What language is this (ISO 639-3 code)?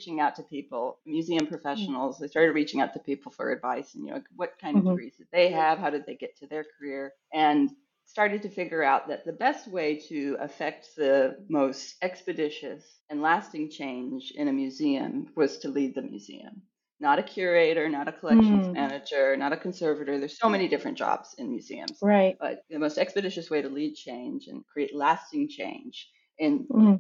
eng